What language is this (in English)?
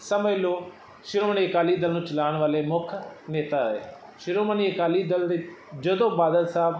Punjabi